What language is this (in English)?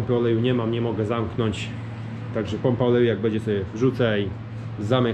Polish